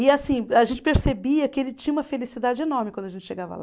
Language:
Portuguese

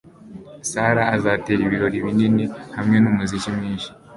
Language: Kinyarwanda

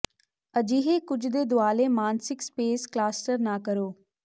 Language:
Punjabi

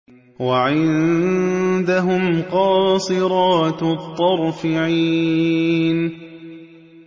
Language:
Arabic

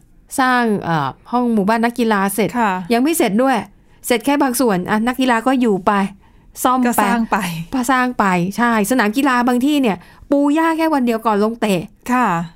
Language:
Thai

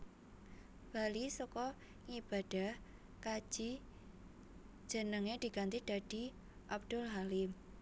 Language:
Javanese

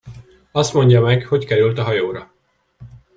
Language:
Hungarian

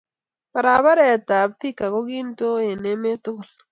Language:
Kalenjin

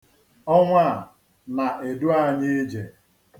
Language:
Igbo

